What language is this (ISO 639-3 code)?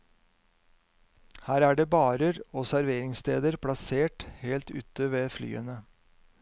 nor